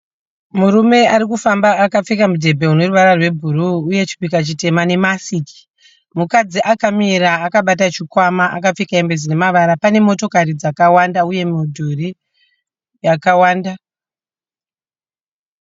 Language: Shona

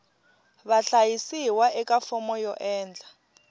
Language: Tsonga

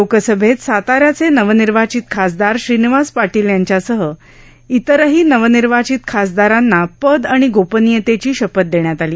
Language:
Marathi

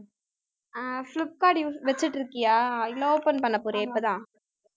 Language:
Tamil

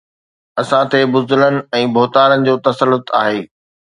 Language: Sindhi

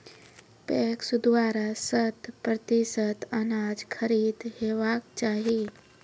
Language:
Maithili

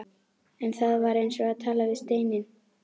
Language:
Icelandic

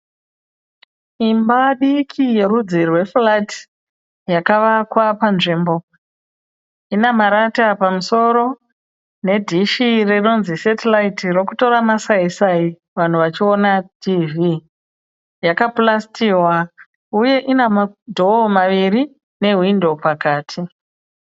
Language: Shona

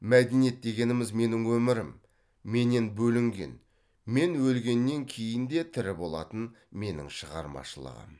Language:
Kazakh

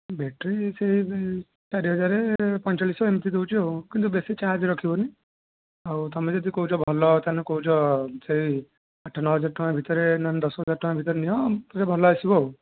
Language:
Odia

